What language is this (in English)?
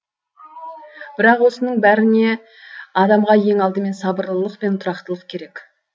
Kazakh